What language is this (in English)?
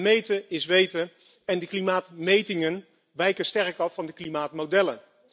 Dutch